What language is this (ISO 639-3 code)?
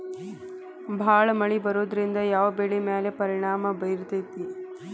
kan